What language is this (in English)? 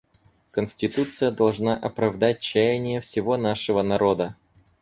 Russian